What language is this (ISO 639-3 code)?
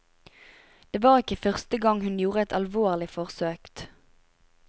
nor